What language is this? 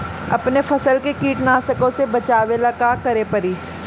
Bhojpuri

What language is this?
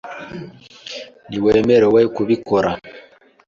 Kinyarwanda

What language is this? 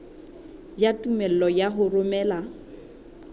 Southern Sotho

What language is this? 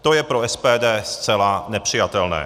Czech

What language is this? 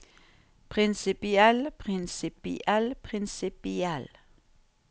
Norwegian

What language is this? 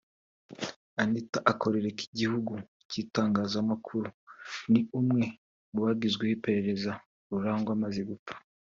Kinyarwanda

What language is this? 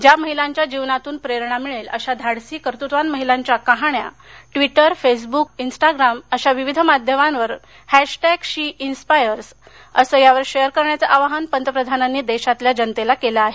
Marathi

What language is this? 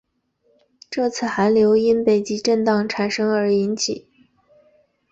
Chinese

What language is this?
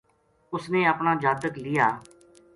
Gujari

